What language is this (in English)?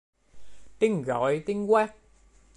Vietnamese